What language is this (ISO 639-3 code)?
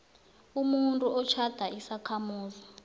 nbl